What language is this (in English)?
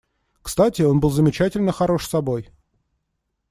Russian